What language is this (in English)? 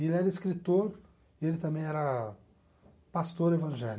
Portuguese